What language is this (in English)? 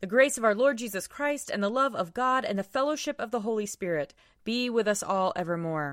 English